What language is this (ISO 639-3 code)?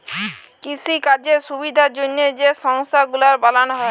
ben